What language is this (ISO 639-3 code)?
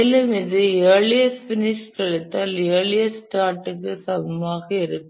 tam